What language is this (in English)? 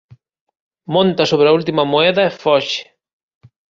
Galician